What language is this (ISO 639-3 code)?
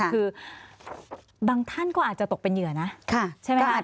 tha